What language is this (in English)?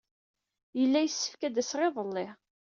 Kabyle